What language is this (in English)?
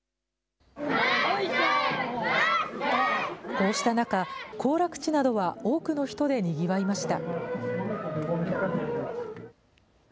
Japanese